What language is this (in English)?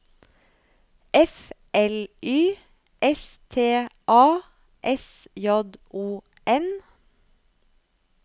Norwegian